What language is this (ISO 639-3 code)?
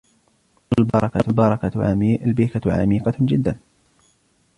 ara